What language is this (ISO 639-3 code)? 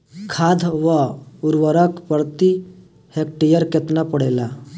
bho